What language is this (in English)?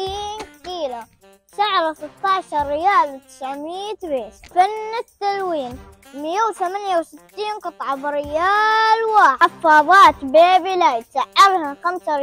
Arabic